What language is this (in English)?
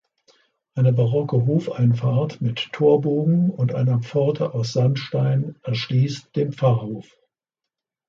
German